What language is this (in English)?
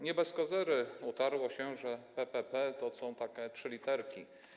Polish